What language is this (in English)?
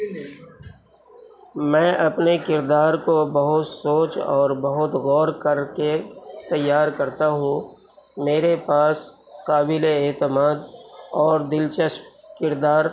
Urdu